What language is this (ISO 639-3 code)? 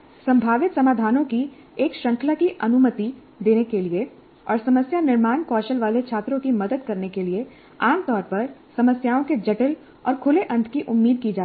hin